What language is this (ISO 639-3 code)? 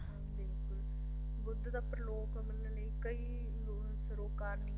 pan